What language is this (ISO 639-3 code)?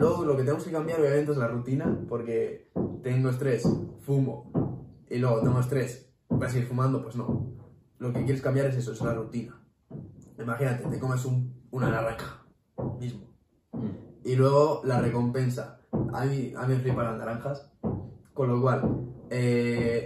spa